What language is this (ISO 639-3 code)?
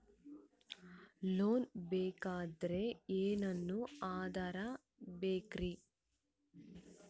kan